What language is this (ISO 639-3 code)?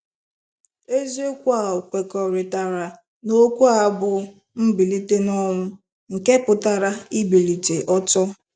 ibo